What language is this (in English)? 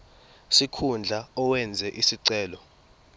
Zulu